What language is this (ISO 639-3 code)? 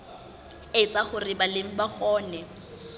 sot